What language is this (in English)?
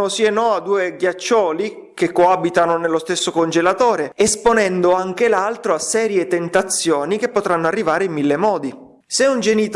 Italian